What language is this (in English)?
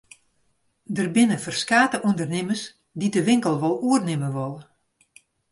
Western Frisian